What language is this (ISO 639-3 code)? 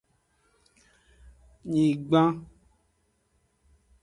ajg